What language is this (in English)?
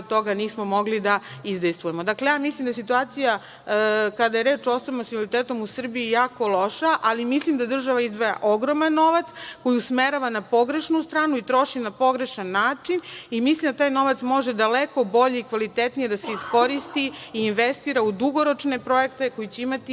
Serbian